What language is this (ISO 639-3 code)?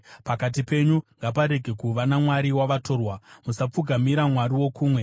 sna